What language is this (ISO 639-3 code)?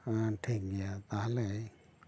sat